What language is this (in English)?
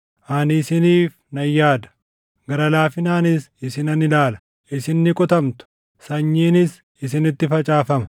Oromo